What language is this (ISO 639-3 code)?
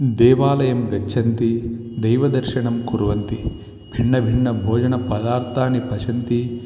san